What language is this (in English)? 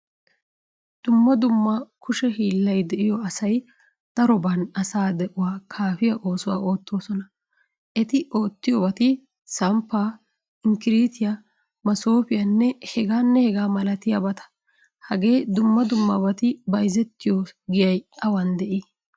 Wolaytta